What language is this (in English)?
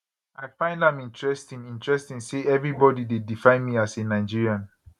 Nigerian Pidgin